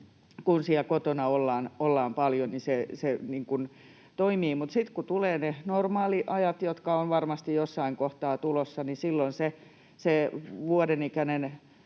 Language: Finnish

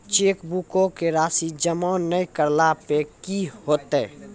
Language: Maithili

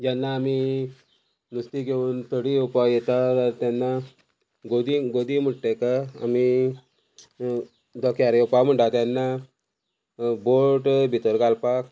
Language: Konkani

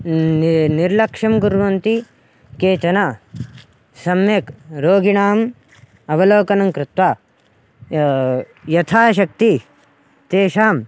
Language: Sanskrit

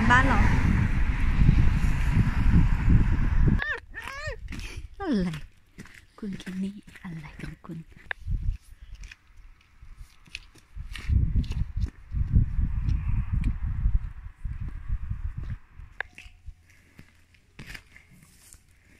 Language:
Thai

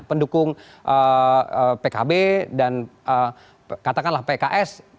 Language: Indonesian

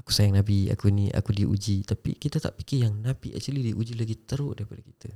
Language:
Malay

